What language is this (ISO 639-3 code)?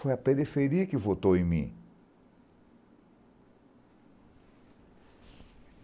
por